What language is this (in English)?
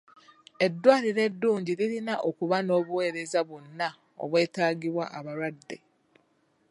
Ganda